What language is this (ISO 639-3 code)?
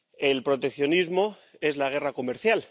spa